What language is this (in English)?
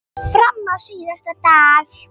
Icelandic